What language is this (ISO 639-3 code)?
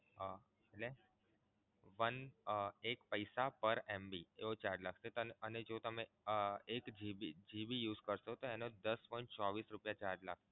guj